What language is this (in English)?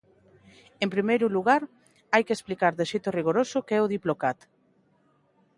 Galician